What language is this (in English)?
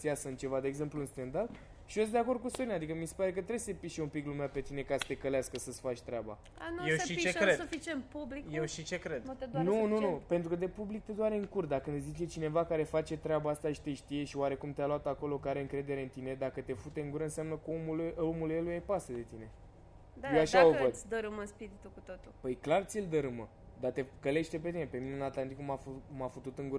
Romanian